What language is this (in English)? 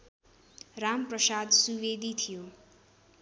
Nepali